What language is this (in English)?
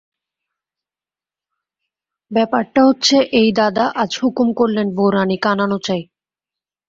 Bangla